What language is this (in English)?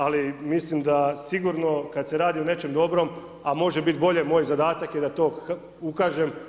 Croatian